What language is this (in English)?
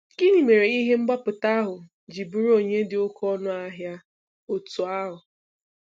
Igbo